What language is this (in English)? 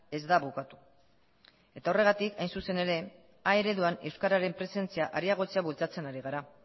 Basque